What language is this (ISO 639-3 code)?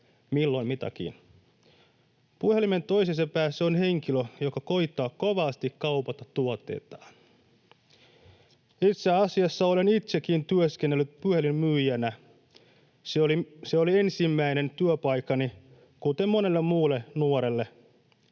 fin